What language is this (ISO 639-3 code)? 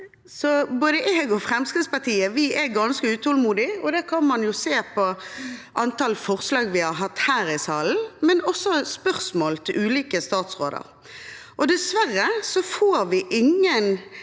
nor